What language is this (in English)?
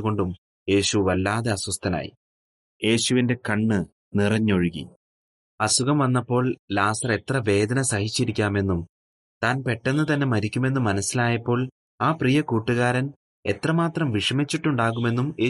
Malayalam